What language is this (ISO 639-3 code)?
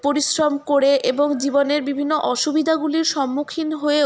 ben